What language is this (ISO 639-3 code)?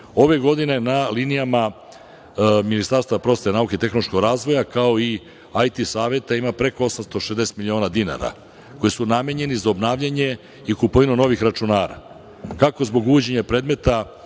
srp